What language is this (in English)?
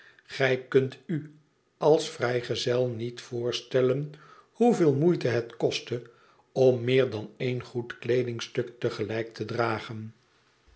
Dutch